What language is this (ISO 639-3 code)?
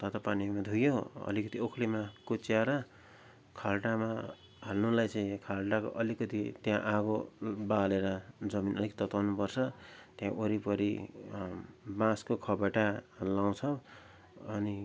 nep